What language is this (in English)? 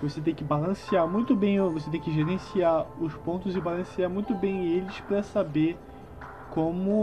Portuguese